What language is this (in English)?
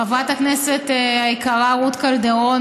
Hebrew